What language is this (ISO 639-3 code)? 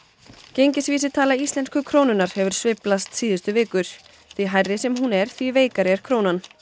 isl